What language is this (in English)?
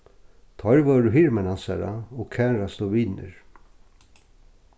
Faroese